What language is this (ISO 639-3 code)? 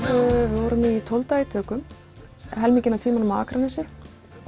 isl